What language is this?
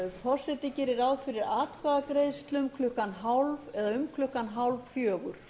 Icelandic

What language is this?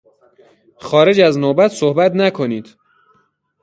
Persian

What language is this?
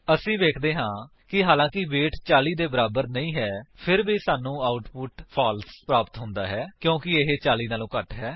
Punjabi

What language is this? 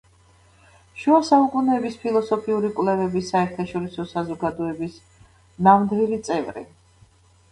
Georgian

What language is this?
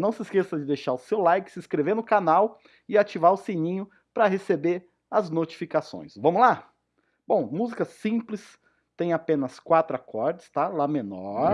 Portuguese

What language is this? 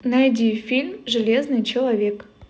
Russian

